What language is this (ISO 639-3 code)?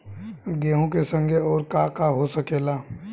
bho